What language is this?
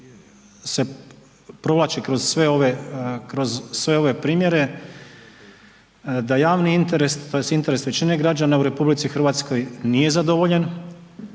Croatian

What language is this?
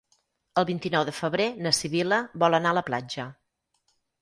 Catalan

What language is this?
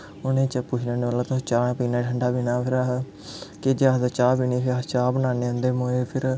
Dogri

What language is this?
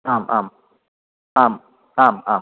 Sanskrit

